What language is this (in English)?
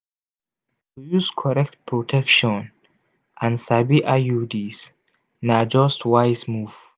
Nigerian Pidgin